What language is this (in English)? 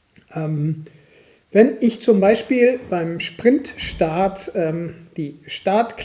German